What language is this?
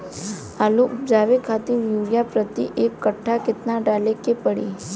Bhojpuri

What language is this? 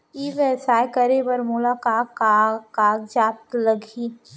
Chhattisgarhi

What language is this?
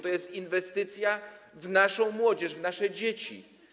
Polish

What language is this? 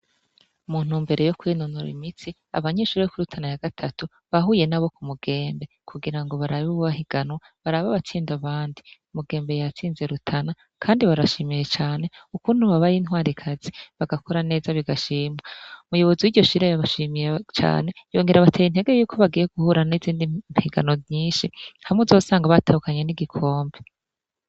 Rundi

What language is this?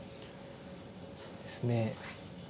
Japanese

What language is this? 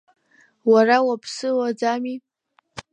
Abkhazian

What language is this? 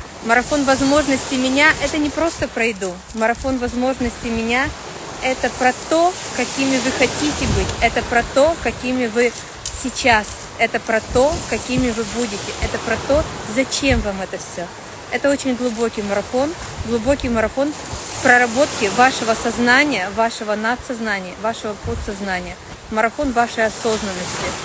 Russian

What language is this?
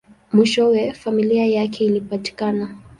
Swahili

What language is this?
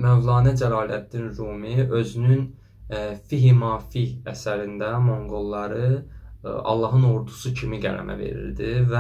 Turkish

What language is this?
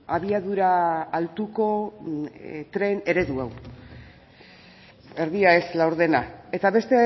Basque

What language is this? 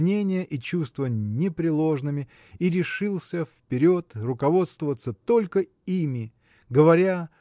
Russian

